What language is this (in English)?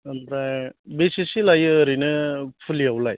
Bodo